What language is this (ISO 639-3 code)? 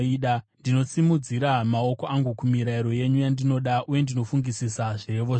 sna